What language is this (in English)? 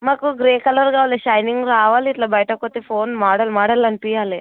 Telugu